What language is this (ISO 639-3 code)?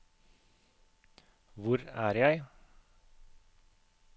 nor